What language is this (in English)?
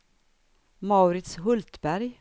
Swedish